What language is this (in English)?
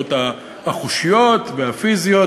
Hebrew